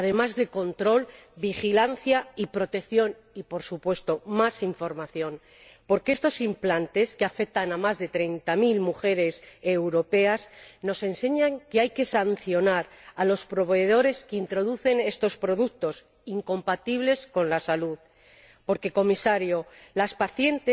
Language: Spanish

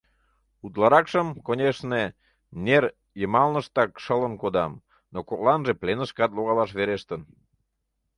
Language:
Mari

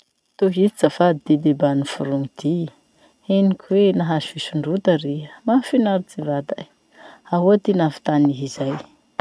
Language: Masikoro Malagasy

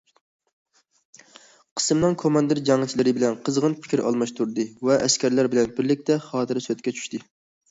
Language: Uyghur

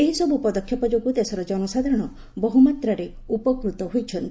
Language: Odia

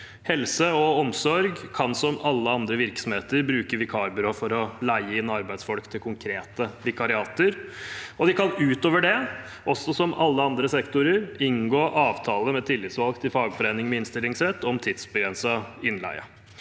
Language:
Norwegian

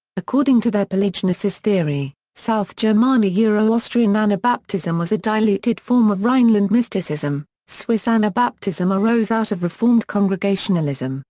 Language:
English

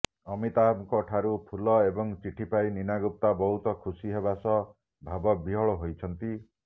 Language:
Odia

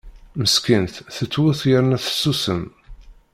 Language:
Kabyle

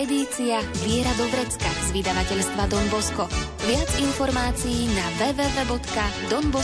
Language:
Slovak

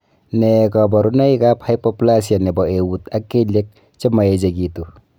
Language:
Kalenjin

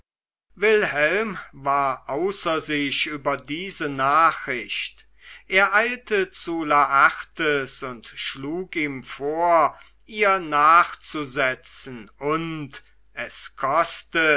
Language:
German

